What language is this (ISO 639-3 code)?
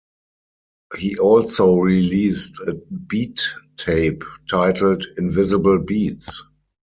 eng